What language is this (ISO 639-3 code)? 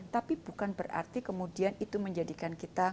ind